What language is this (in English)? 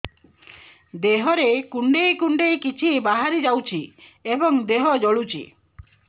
Odia